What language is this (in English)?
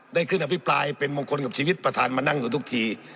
Thai